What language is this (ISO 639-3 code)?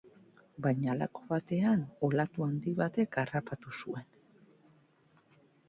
eus